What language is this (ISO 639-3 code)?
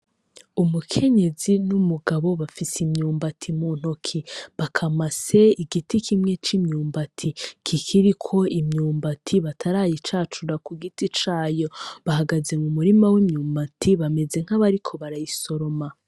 run